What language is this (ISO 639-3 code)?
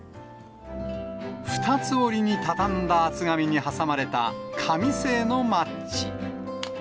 jpn